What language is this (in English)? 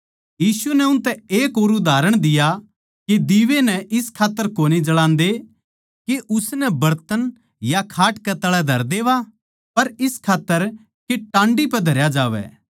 Haryanvi